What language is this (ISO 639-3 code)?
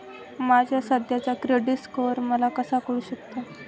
mar